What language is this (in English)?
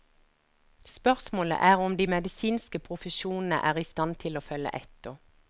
Norwegian